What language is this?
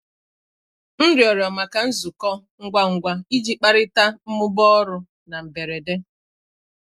Igbo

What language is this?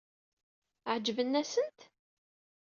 Kabyle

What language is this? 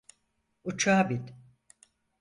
Turkish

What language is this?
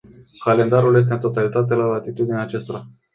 Romanian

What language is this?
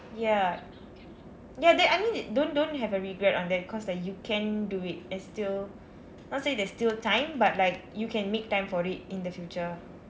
English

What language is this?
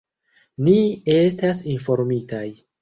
Esperanto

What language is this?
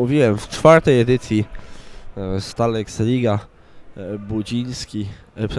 Polish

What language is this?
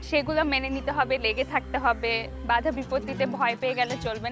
Bangla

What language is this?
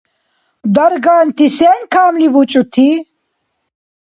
Dargwa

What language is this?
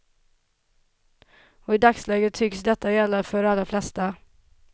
Swedish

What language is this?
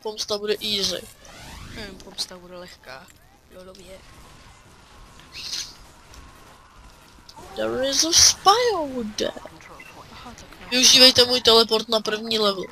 Czech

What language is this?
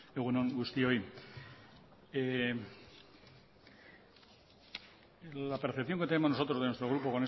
Spanish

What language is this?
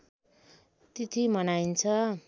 Nepali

